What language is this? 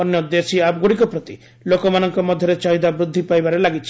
Odia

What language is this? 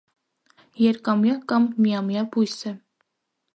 Armenian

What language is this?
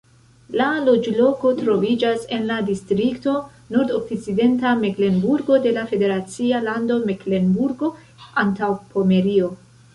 Esperanto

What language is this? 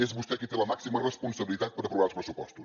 Catalan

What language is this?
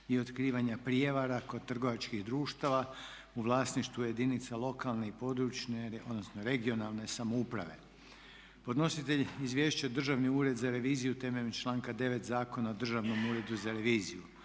Croatian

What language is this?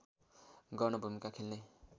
Nepali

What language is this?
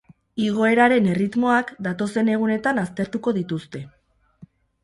Basque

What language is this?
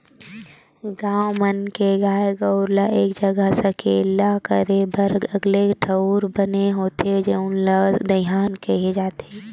Chhattisgarhi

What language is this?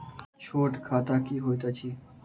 Maithili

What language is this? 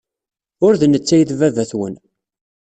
Kabyle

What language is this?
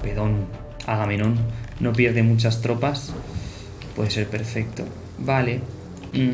Spanish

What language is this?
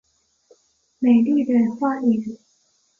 Chinese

